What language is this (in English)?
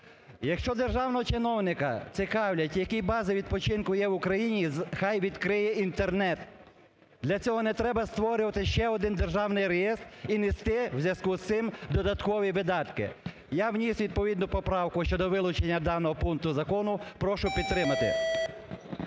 Ukrainian